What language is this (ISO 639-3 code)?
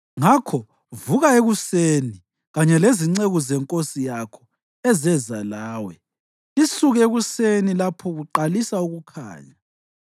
nde